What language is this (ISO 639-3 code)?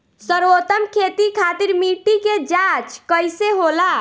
bho